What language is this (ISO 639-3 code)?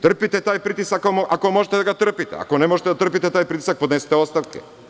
srp